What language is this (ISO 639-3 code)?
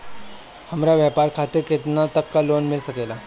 bho